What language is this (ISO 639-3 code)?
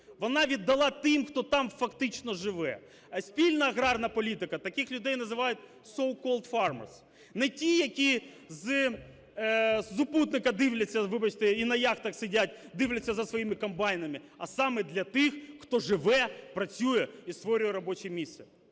ukr